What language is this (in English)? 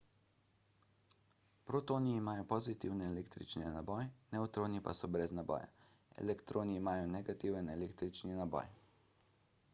Slovenian